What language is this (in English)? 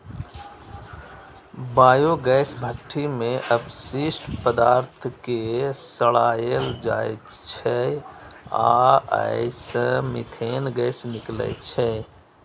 Maithili